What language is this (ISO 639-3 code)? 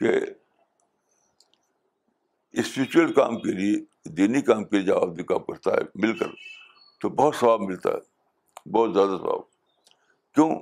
urd